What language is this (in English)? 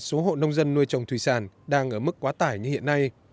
Vietnamese